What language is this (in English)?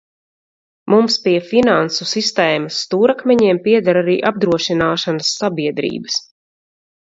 Latvian